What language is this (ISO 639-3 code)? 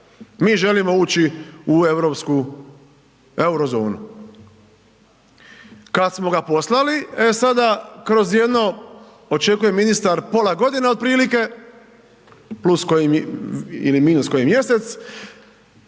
hrv